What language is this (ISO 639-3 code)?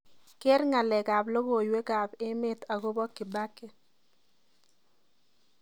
kln